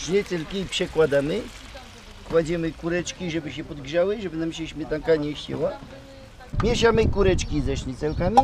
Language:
Polish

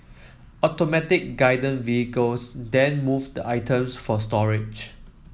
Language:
English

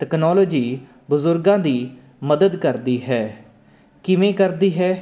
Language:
Punjabi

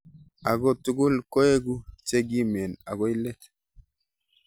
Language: Kalenjin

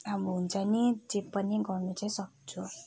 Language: Nepali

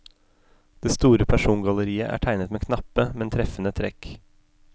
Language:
Norwegian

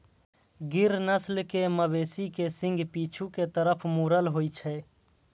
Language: Maithili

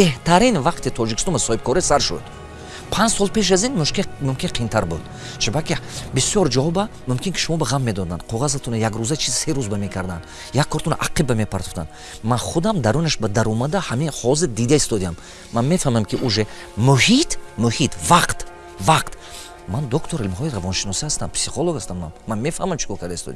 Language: Tajik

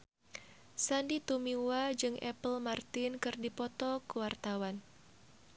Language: Sundanese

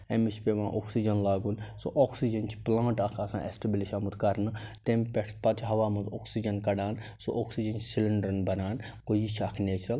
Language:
Kashmiri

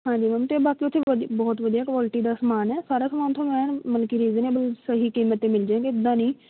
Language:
Punjabi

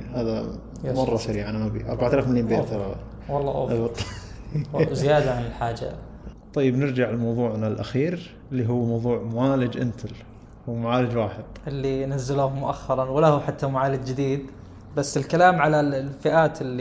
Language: Arabic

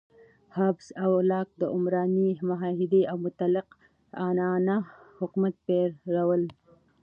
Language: Pashto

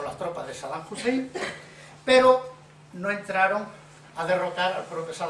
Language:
Spanish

